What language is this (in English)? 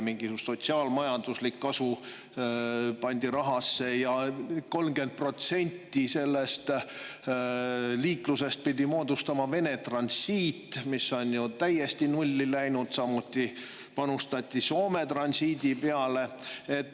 Estonian